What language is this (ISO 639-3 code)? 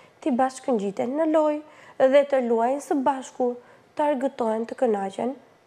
ron